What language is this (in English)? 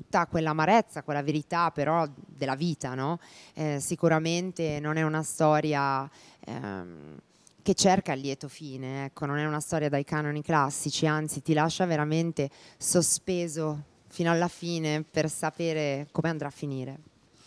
Italian